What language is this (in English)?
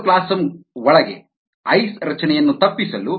Kannada